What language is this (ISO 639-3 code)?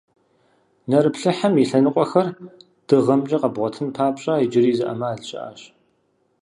kbd